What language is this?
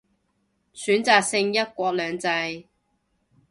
Cantonese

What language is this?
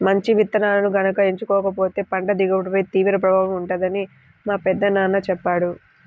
Telugu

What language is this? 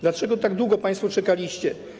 Polish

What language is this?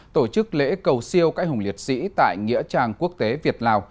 Vietnamese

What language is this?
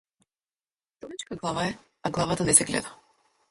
Macedonian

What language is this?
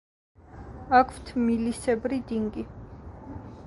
Georgian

